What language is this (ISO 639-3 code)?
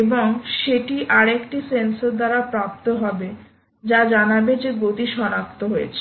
ben